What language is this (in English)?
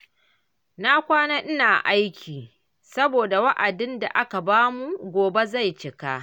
Hausa